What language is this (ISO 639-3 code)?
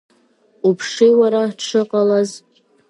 abk